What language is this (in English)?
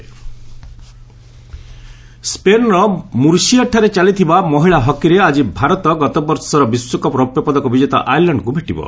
Odia